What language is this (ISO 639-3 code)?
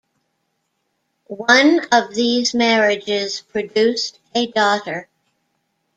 eng